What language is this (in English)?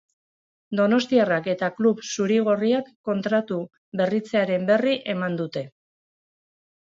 Basque